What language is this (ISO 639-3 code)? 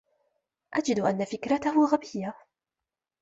ara